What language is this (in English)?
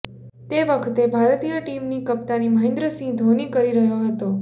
Gujarati